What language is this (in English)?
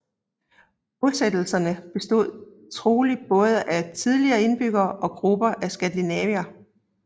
Danish